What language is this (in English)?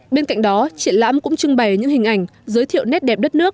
Vietnamese